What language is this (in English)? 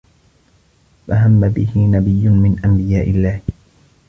Arabic